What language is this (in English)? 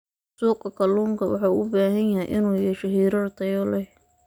Somali